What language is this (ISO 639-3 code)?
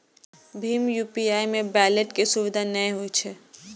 mai